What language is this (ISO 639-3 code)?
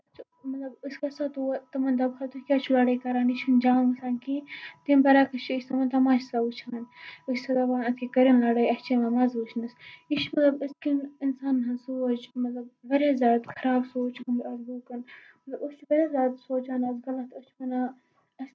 kas